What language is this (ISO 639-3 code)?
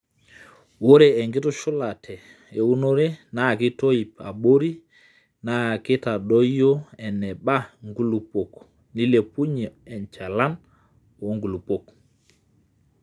mas